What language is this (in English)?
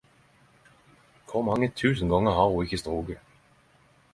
Norwegian Nynorsk